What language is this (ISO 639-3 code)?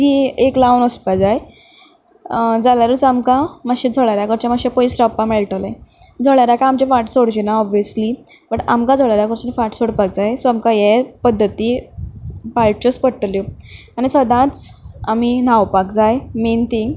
kok